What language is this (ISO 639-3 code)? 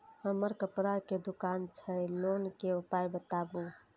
mai